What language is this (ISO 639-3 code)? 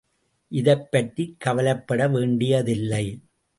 tam